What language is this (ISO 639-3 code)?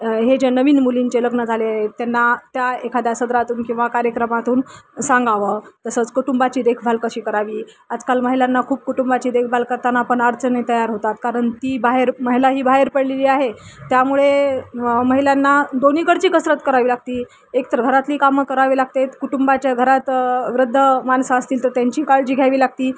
mar